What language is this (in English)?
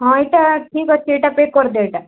Odia